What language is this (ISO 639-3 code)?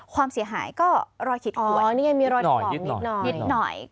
tha